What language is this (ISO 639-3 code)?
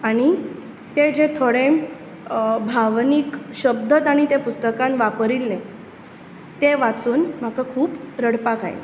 kok